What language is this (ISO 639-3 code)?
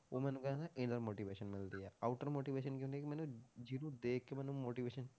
pan